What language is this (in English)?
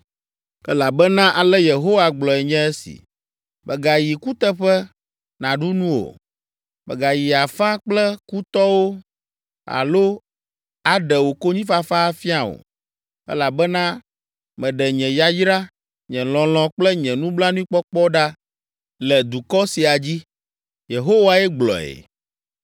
Ewe